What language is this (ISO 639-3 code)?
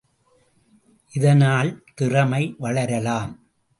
tam